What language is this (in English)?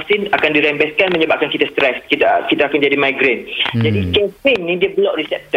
Malay